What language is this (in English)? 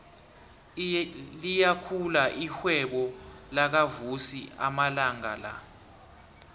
South Ndebele